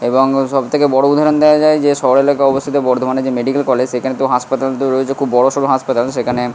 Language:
Bangla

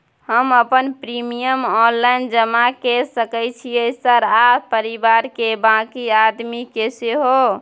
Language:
Maithili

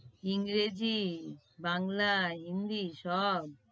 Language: Bangla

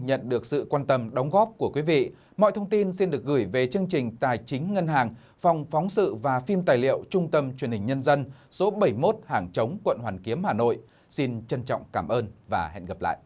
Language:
Vietnamese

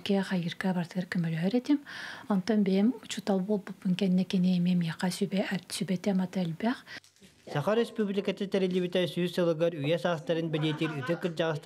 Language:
Turkish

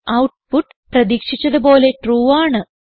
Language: Malayalam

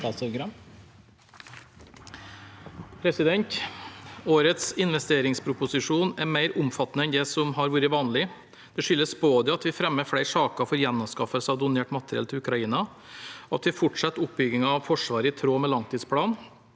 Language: Norwegian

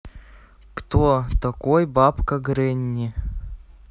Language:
Russian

